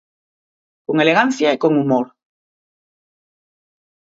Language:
Galician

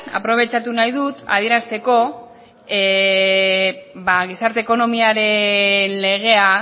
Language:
Basque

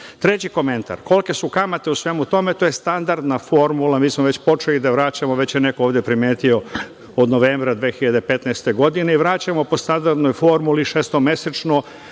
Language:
Serbian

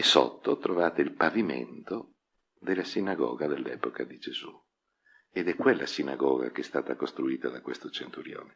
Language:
Italian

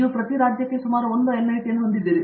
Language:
Kannada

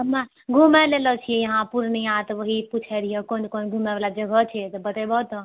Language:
Maithili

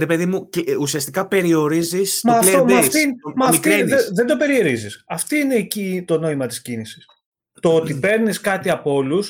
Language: Greek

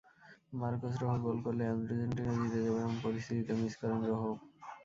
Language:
Bangla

